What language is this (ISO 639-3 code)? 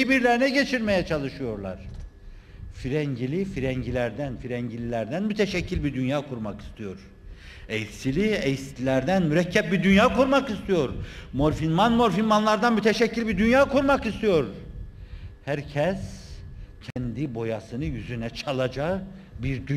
tur